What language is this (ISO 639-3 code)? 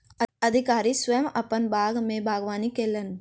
mai